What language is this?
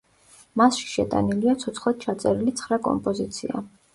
Georgian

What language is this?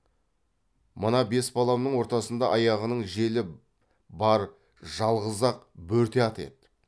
Kazakh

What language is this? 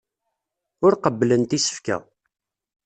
Kabyle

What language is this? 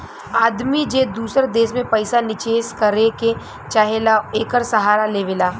Bhojpuri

